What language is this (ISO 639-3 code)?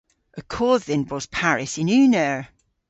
cor